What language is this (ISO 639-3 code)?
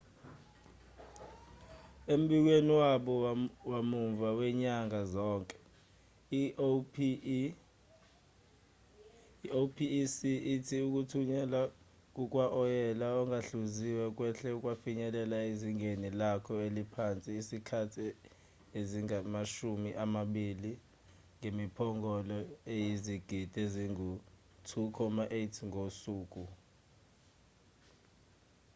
zul